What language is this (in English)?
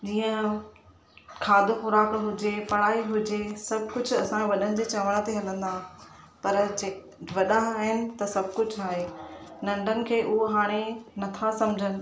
Sindhi